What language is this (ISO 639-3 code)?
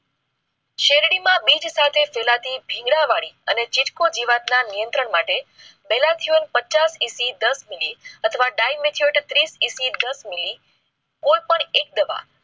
guj